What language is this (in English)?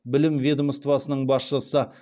Kazakh